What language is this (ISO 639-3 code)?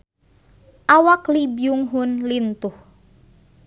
sun